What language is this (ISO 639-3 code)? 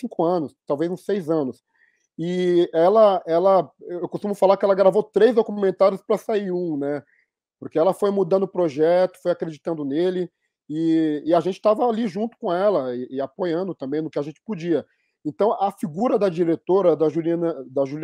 por